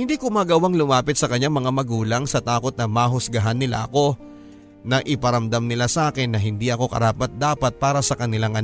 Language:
Filipino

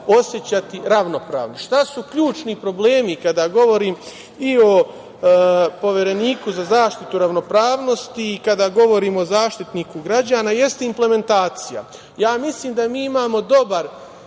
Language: Serbian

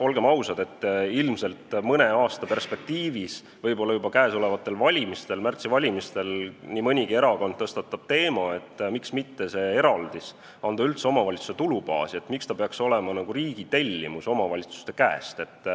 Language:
Estonian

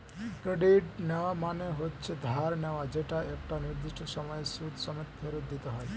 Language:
Bangla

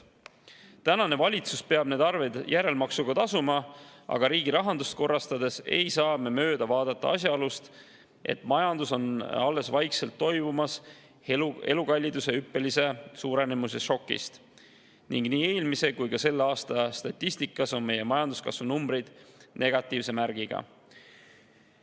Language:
Estonian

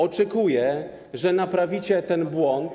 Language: Polish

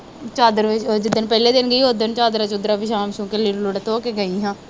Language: Punjabi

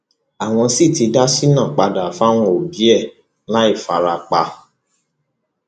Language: Yoruba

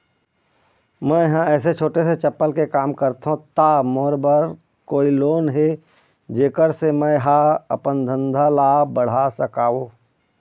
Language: Chhattisgarhi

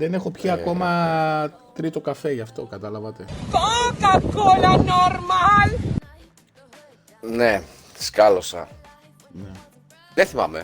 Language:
Greek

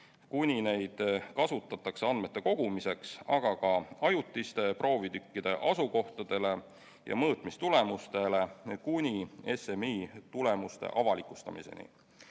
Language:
Estonian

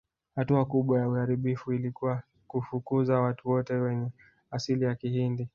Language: Swahili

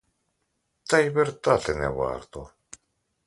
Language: Ukrainian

